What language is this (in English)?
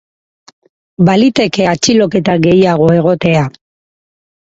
Basque